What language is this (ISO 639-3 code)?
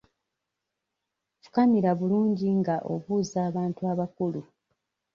lug